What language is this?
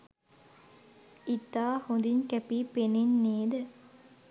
Sinhala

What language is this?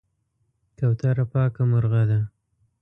Pashto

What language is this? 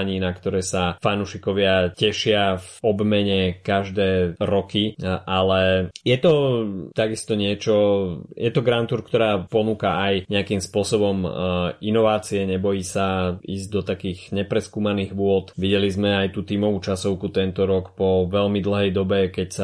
Slovak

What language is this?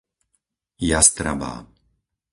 Slovak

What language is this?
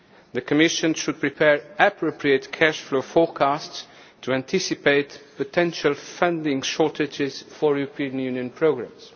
English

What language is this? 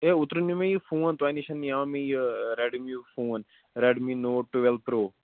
Kashmiri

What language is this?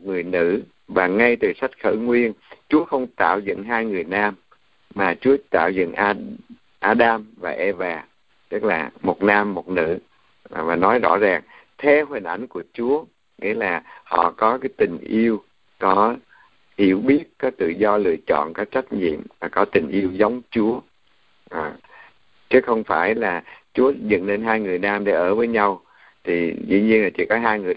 Vietnamese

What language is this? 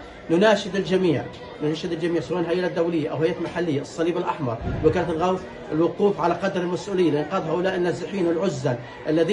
Arabic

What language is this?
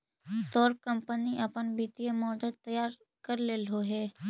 Magahi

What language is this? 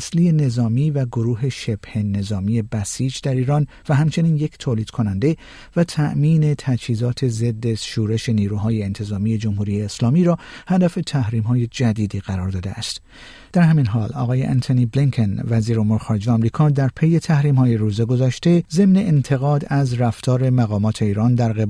Persian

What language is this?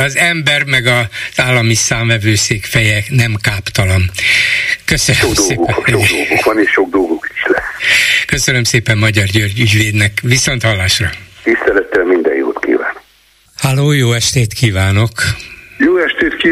Hungarian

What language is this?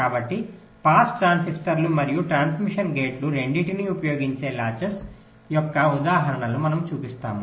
Telugu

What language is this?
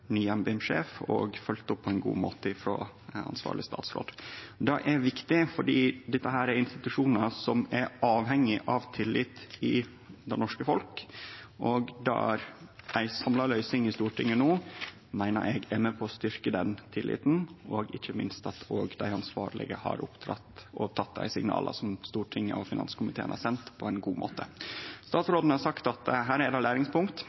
Norwegian Nynorsk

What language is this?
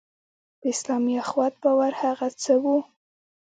Pashto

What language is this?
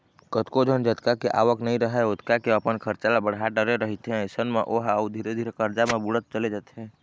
Chhattisgarhi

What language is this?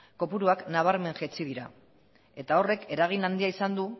Basque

